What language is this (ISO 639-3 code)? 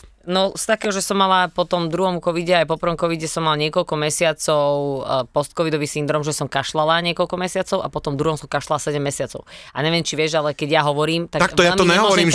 slk